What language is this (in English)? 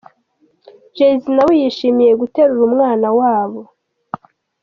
Kinyarwanda